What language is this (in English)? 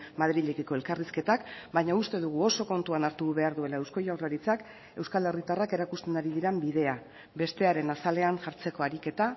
Basque